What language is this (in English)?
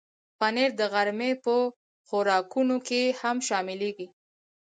Pashto